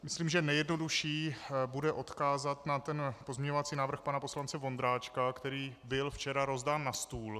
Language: Czech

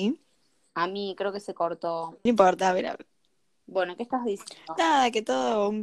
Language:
Spanish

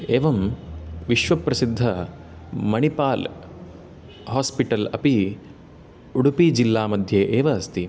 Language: Sanskrit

